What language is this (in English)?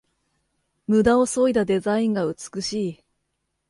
Japanese